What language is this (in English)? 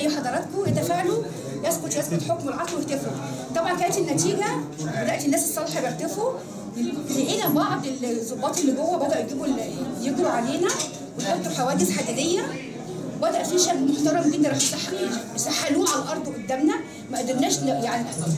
Arabic